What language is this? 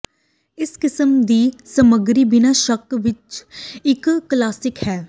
Punjabi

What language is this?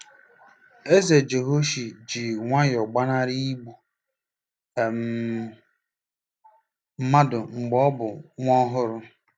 Igbo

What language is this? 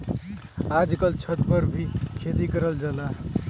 Bhojpuri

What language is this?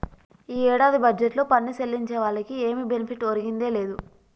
Telugu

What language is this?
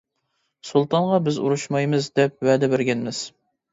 Uyghur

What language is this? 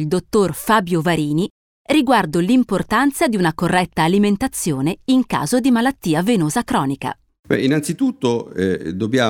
Italian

